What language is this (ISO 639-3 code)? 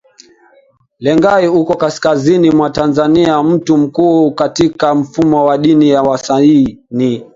swa